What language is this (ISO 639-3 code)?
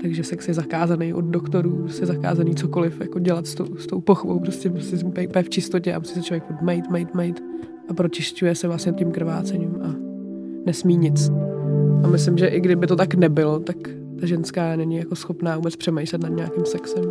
ces